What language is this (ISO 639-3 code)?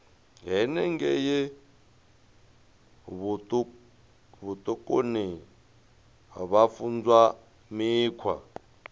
ven